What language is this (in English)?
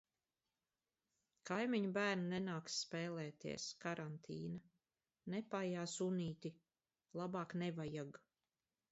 Latvian